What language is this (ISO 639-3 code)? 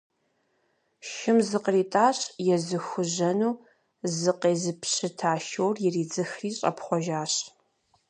kbd